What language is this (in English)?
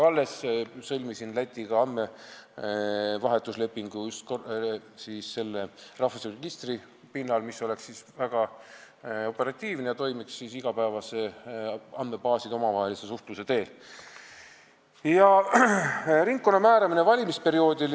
Estonian